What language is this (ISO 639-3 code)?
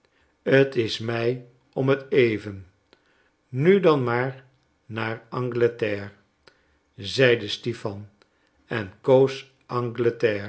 nld